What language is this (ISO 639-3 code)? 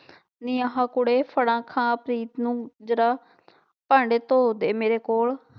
pan